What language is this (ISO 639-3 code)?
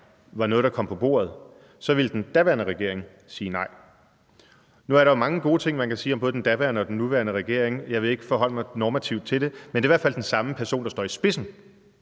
dan